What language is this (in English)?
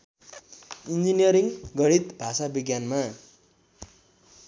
Nepali